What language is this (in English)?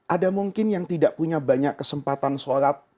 Indonesian